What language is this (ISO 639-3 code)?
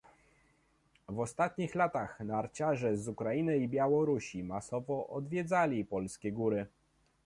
pol